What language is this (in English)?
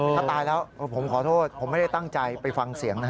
Thai